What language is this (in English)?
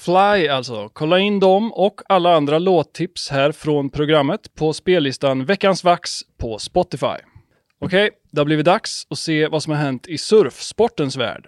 Swedish